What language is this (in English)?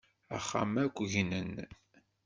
Kabyle